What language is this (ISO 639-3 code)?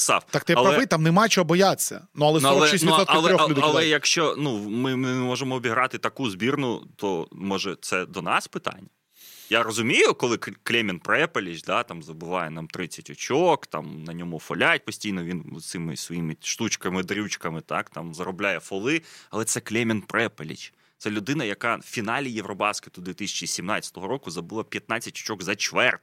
ukr